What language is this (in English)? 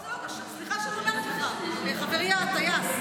Hebrew